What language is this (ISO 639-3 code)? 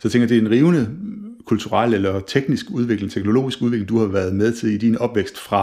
dan